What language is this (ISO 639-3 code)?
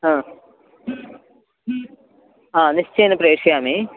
san